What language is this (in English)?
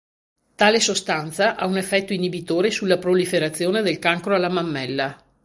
Italian